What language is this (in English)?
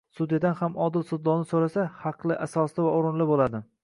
Uzbek